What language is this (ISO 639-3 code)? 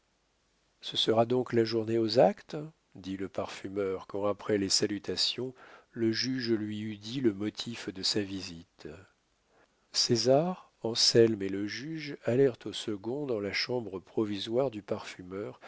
fra